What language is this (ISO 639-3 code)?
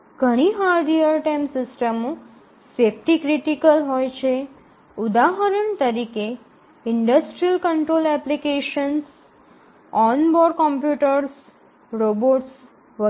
guj